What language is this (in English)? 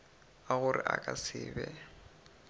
Northern Sotho